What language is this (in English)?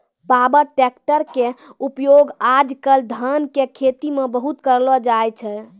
Maithili